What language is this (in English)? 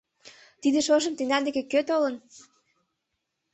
Mari